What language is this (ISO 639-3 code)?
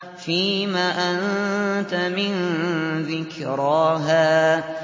ara